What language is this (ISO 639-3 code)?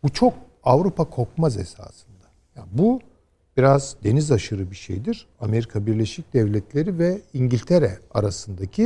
tur